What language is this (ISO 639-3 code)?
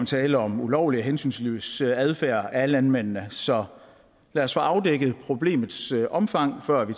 dan